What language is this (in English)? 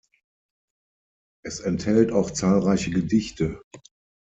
German